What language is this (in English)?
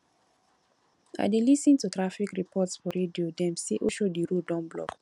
Nigerian Pidgin